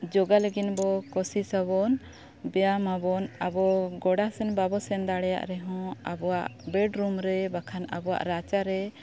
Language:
Santali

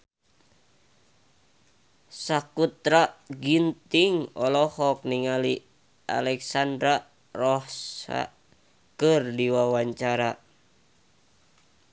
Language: Sundanese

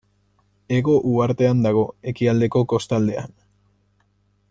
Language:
Basque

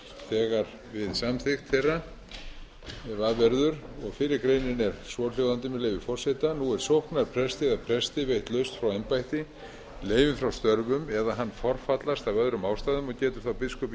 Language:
Icelandic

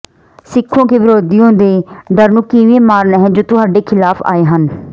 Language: Punjabi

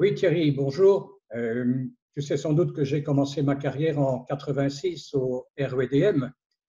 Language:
French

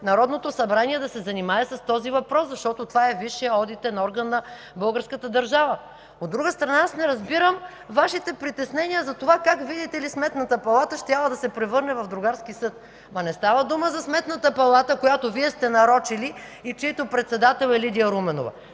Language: Bulgarian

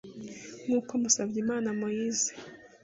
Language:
Kinyarwanda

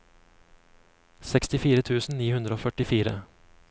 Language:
Norwegian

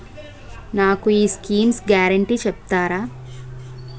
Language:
Telugu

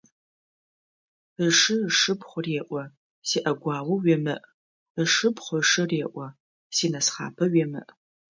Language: Adyghe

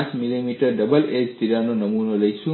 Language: Gujarati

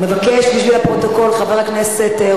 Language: Hebrew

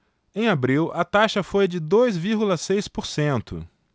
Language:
Portuguese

